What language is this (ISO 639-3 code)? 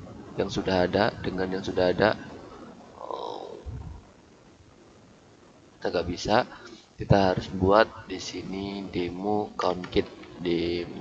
ind